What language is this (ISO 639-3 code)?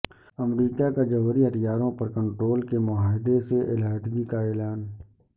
urd